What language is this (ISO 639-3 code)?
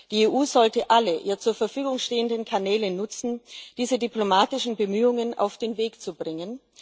deu